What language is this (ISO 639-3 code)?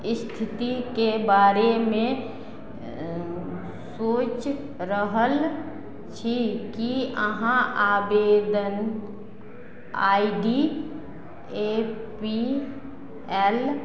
mai